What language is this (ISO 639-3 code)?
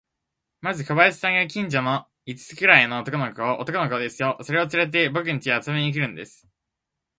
jpn